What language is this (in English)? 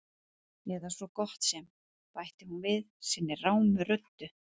Icelandic